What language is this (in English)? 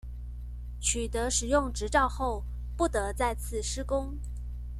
Chinese